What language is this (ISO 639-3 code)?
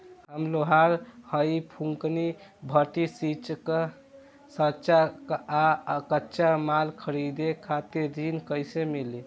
bho